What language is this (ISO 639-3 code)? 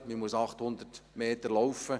gsw